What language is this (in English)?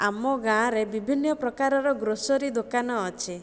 Odia